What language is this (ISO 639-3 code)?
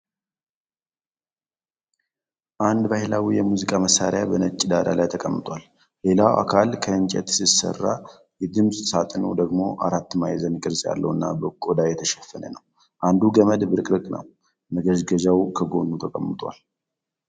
amh